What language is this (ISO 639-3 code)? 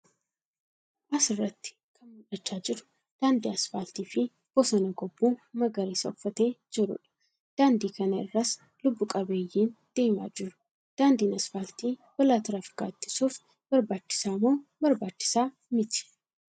orm